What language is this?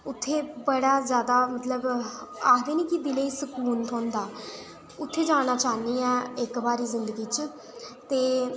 Dogri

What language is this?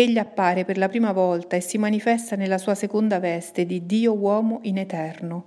Italian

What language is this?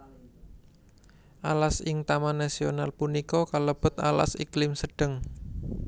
Javanese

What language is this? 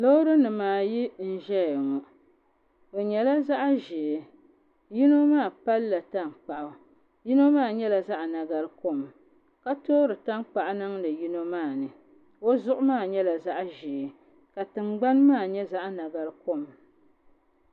Dagbani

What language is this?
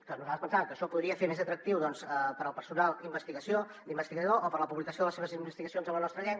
Catalan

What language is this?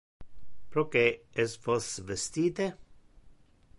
Interlingua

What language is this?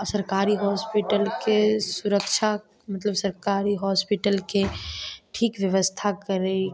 Maithili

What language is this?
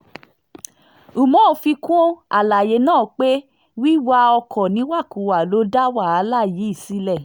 Yoruba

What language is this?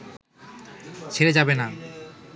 Bangla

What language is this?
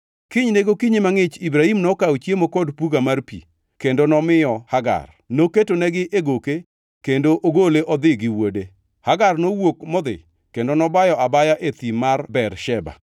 Luo (Kenya and Tanzania)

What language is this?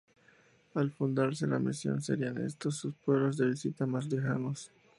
Spanish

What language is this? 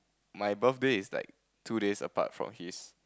English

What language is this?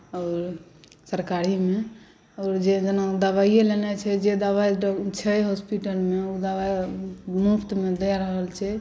Maithili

